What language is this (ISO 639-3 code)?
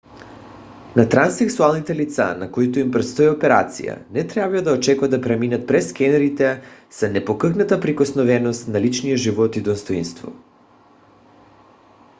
bul